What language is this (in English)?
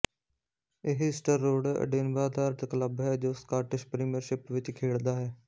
Punjabi